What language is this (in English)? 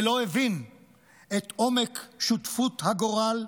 Hebrew